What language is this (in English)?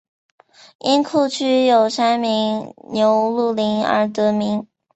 Chinese